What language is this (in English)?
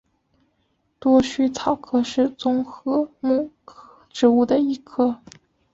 Chinese